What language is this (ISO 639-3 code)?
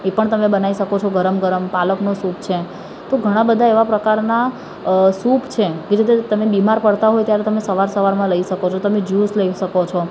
guj